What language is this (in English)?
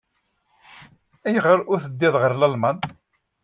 Kabyle